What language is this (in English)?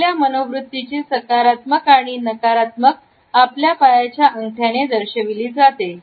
Marathi